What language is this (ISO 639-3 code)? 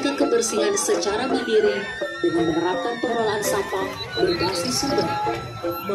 ind